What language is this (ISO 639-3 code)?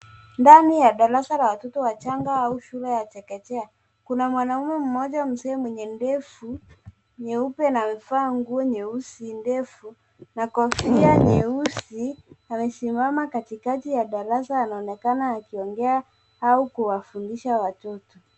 swa